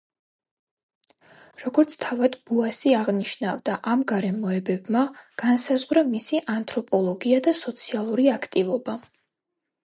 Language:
Georgian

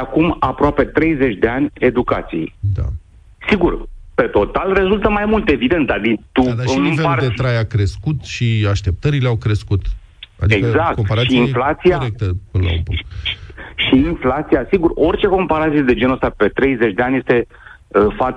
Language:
Romanian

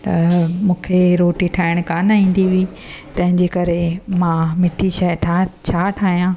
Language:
Sindhi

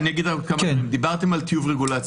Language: Hebrew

